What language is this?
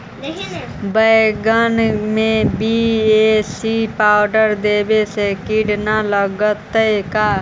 Magahi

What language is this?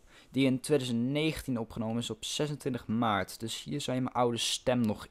Dutch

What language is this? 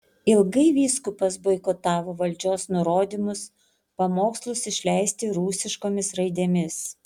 Lithuanian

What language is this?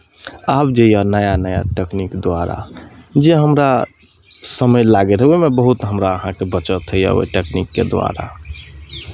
Maithili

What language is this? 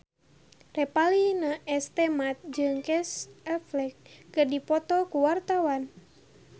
Sundanese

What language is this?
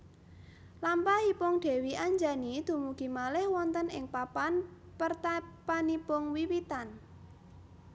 Javanese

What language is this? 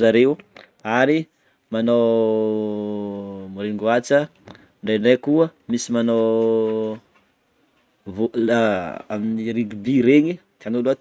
Northern Betsimisaraka Malagasy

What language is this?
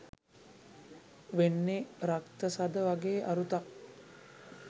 Sinhala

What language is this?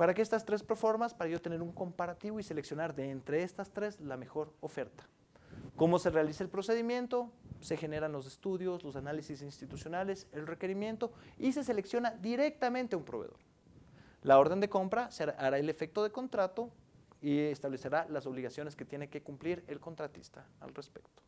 Spanish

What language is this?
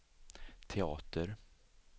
Swedish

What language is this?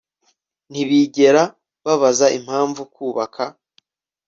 Kinyarwanda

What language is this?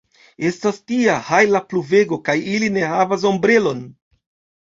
Esperanto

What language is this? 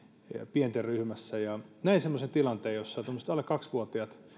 Finnish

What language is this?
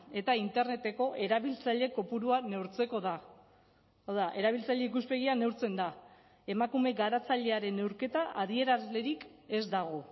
Basque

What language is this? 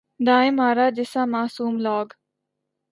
Urdu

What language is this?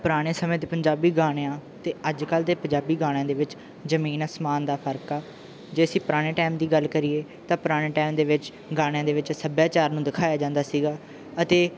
Punjabi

